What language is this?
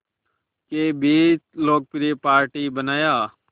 Hindi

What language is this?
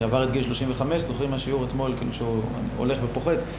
Hebrew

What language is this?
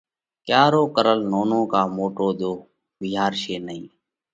Parkari Koli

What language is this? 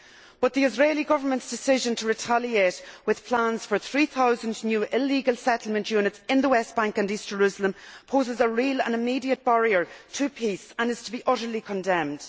English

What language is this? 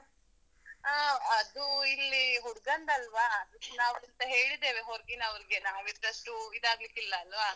Kannada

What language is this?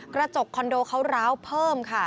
Thai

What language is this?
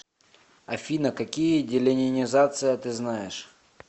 Russian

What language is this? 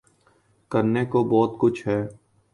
Urdu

